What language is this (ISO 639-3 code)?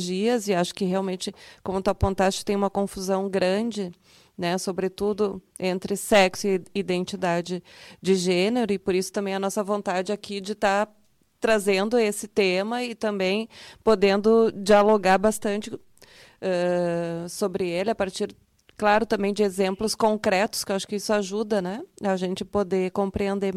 por